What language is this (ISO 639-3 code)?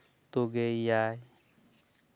sat